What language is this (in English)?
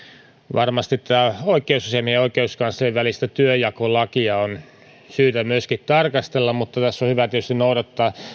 Finnish